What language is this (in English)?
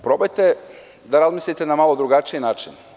Serbian